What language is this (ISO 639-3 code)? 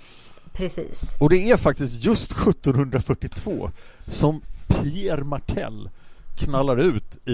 swe